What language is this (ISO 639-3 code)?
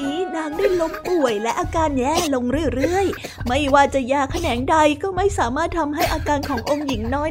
tha